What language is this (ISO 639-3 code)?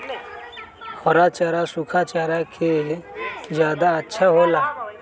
mag